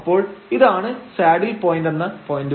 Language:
Malayalam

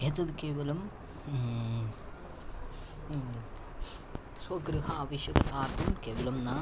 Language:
Sanskrit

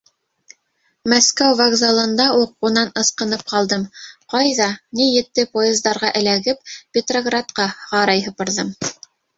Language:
Bashkir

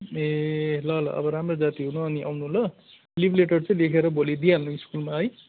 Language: Nepali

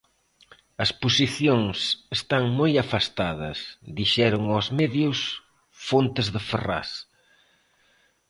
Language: Galician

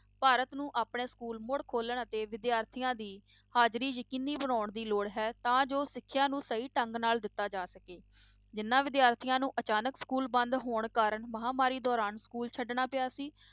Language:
Punjabi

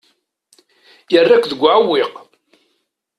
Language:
Kabyle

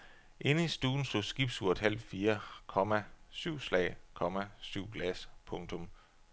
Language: Danish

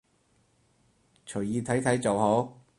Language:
Cantonese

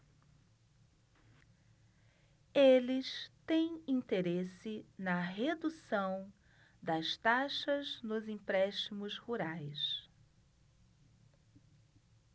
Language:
Portuguese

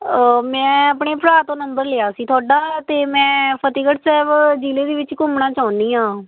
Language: Punjabi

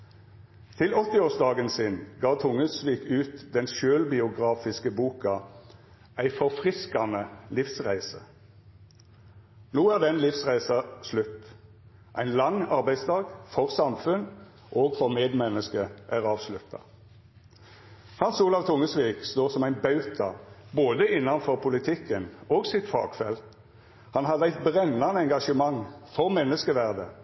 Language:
Norwegian Nynorsk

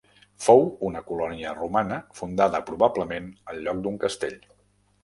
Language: Catalan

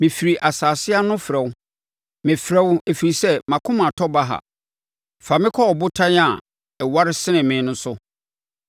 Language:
Akan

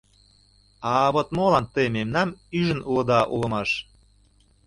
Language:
Mari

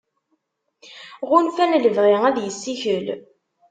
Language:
Kabyle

